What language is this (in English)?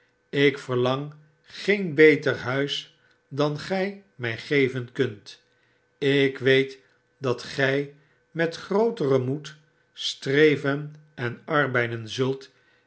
Dutch